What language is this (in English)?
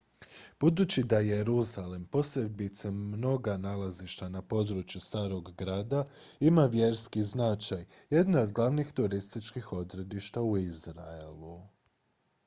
Croatian